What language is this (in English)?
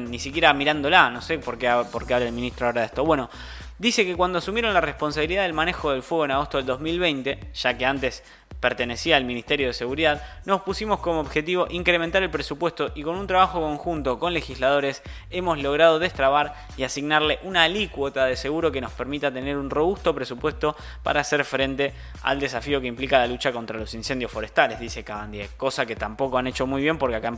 Spanish